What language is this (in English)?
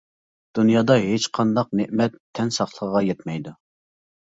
Uyghur